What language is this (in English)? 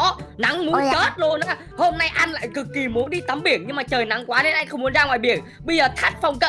Vietnamese